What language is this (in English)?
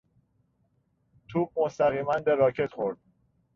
Persian